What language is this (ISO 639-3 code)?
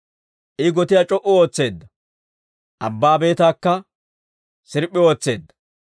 dwr